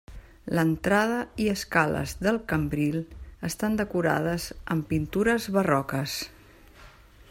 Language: Catalan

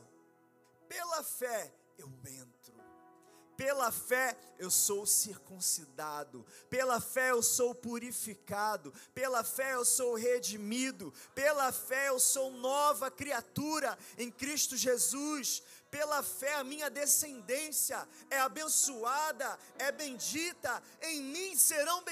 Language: Portuguese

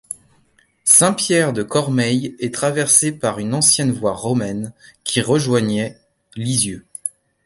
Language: French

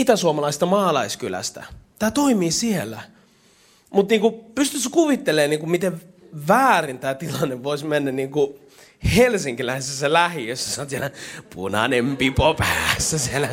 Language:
Finnish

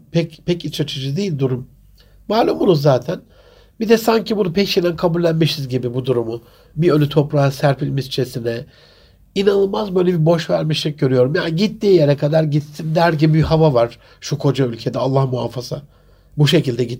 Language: Turkish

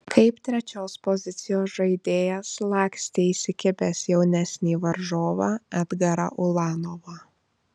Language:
Lithuanian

